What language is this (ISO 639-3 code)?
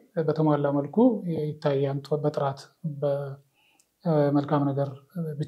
ara